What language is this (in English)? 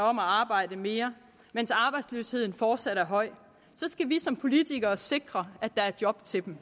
Danish